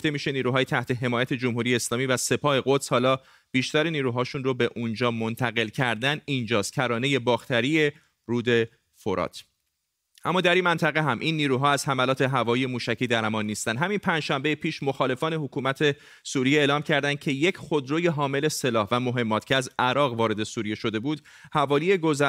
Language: Persian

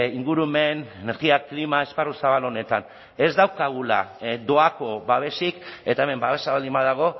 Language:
Basque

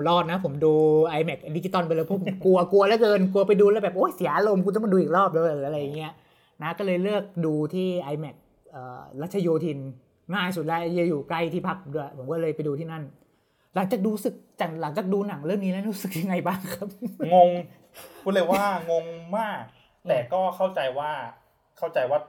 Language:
Thai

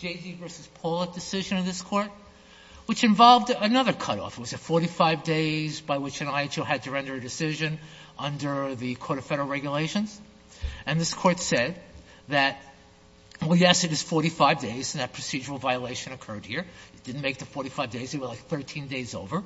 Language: English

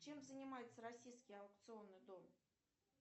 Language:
Russian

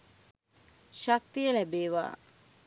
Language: Sinhala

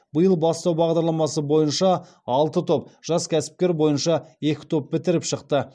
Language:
Kazakh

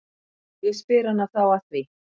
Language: Icelandic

